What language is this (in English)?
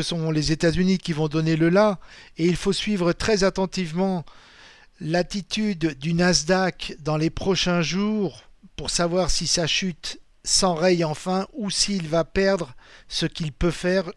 French